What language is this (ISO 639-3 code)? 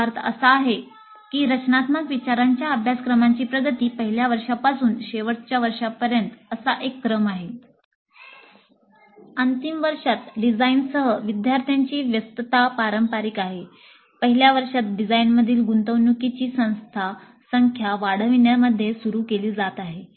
mar